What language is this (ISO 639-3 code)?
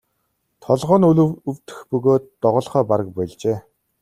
mon